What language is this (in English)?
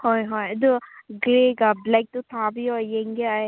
Manipuri